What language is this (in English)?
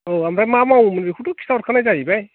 Bodo